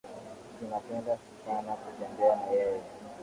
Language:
Swahili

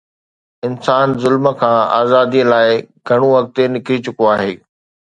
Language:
Sindhi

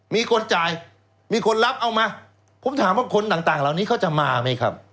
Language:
Thai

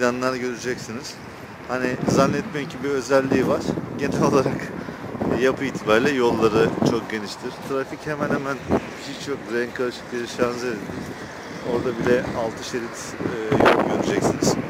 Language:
Turkish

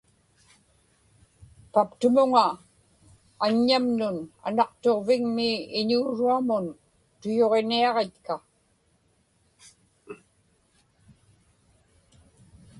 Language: Inupiaq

